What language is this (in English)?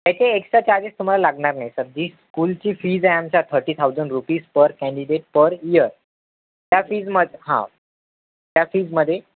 Marathi